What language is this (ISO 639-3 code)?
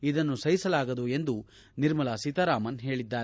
kan